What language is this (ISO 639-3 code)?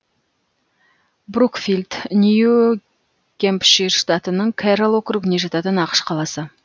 kaz